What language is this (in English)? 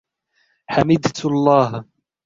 Arabic